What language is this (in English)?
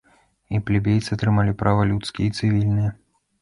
Belarusian